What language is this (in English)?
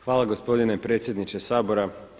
Croatian